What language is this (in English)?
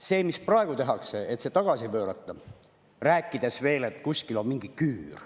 Estonian